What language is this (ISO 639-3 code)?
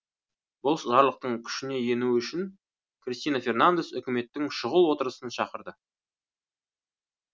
kaz